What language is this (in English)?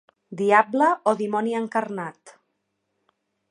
Catalan